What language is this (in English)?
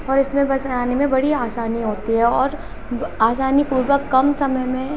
Hindi